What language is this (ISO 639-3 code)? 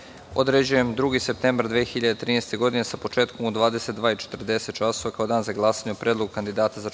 srp